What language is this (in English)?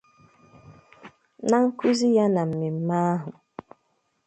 Igbo